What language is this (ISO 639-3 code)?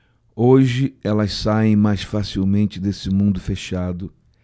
por